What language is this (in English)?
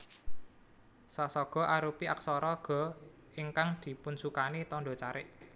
Javanese